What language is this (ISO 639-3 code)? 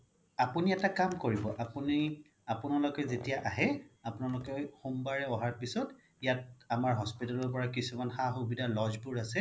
asm